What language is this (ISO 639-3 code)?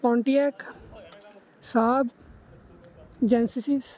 pan